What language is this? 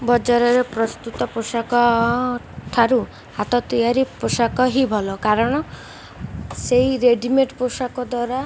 Odia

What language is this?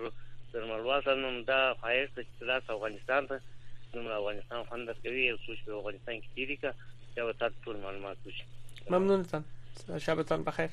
Persian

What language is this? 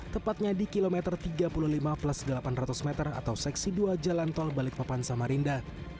Indonesian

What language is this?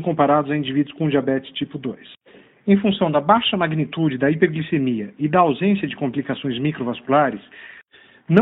Portuguese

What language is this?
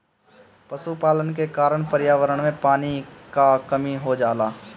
Bhojpuri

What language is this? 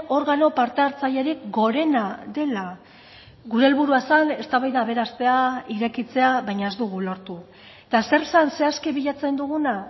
Basque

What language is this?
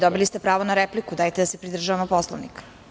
Serbian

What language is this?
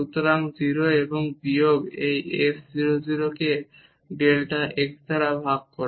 Bangla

